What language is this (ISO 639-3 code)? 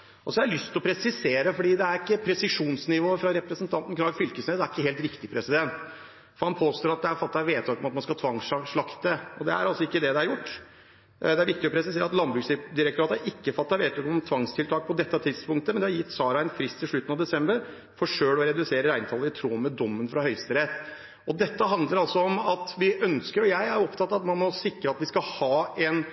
nor